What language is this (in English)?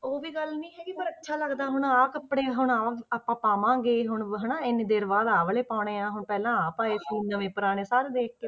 Punjabi